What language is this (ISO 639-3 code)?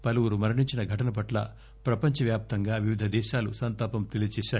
tel